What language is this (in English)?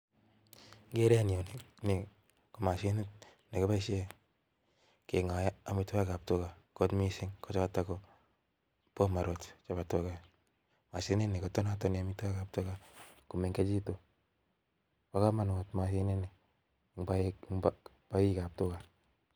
Kalenjin